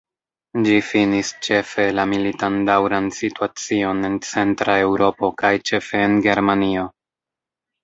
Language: Esperanto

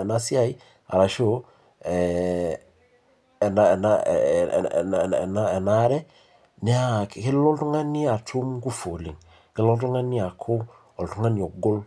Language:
Masai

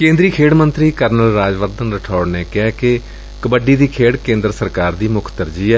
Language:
Punjabi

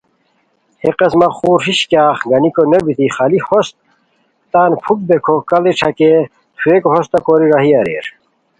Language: Khowar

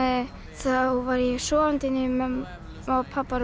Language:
Icelandic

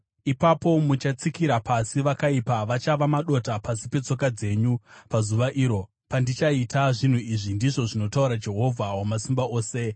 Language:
Shona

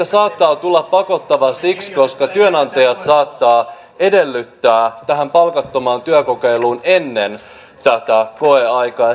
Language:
Finnish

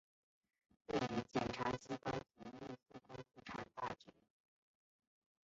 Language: Chinese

